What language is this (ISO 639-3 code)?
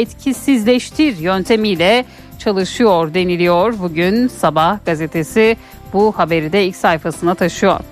tur